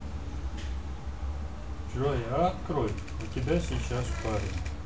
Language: Russian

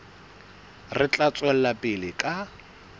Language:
Southern Sotho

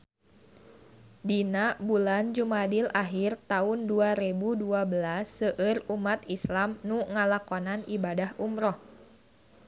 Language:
Sundanese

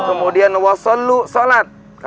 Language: Indonesian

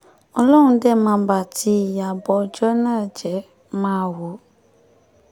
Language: Yoruba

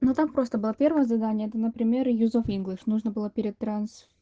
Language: Russian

